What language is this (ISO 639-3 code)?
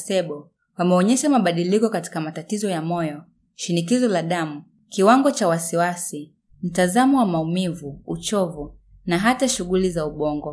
swa